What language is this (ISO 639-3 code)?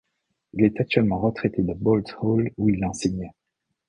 fra